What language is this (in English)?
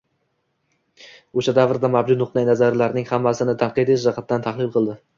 Uzbek